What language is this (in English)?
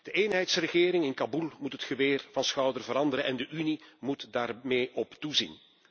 Dutch